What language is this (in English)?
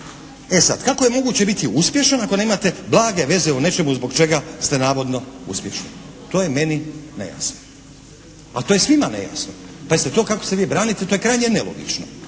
Croatian